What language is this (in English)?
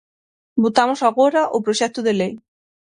Galician